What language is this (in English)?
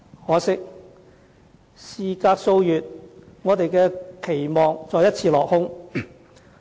Cantonese